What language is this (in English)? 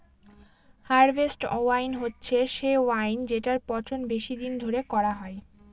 Bangla